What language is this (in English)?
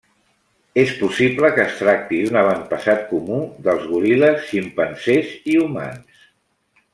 Catalan